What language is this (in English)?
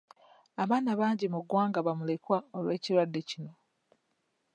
Ganda